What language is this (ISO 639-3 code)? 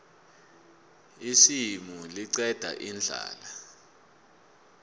nbl